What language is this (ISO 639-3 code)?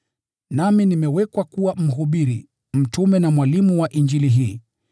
swa